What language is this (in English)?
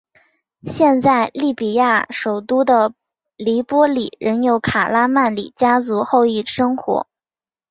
Chinese